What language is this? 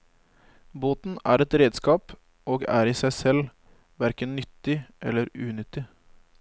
Norwegian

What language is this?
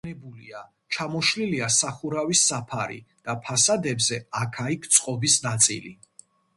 Georgian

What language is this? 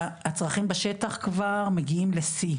Hebrew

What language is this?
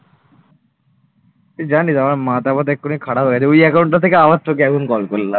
Bangla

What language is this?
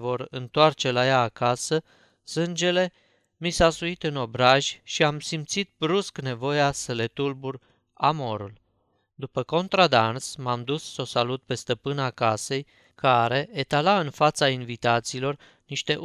Romanian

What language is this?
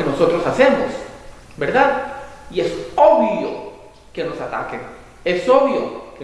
Spanish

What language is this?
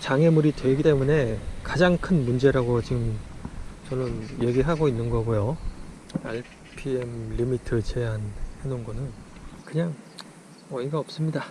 Korean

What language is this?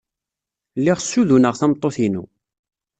Kabyle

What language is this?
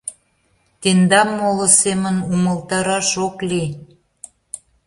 Mari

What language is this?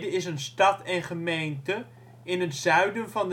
Dutch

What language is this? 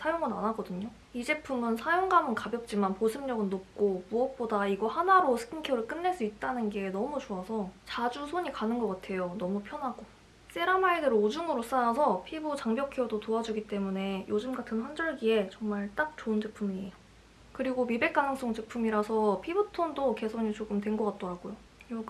Korean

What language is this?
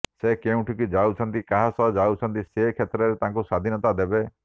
Odia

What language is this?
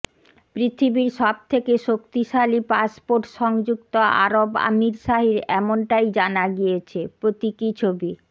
Bangla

